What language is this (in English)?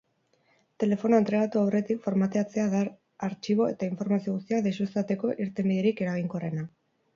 Basque